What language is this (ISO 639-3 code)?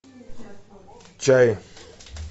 rus